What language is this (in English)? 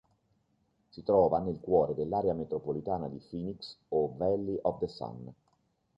Italian